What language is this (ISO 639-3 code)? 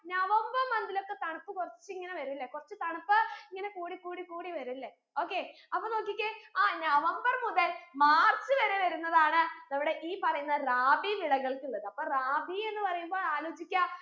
mal